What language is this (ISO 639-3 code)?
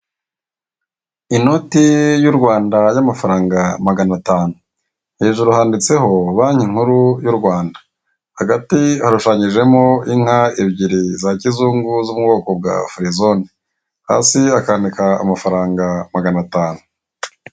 kin